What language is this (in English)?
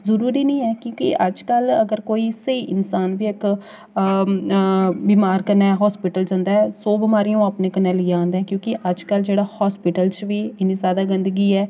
Dogri